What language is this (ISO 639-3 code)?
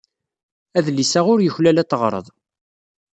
kab